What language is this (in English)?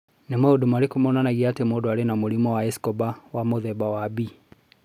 Kikuyu